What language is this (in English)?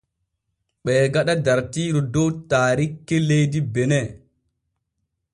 Borgu Fulfulde